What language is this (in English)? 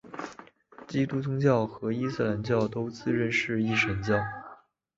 Chinese